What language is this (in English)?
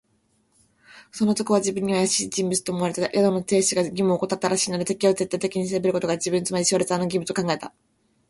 Japanese